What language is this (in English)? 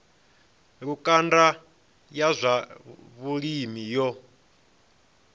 Venda